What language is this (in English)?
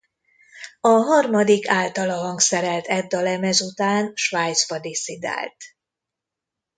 Hungarian